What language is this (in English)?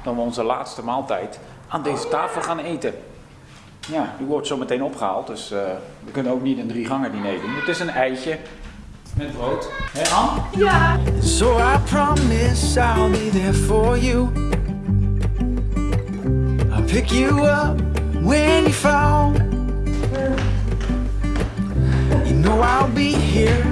Dutch